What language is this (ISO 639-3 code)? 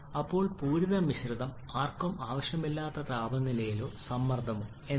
mal